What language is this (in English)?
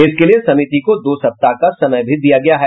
Hindi